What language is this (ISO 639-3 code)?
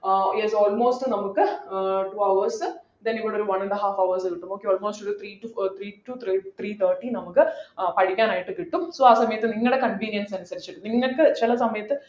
mal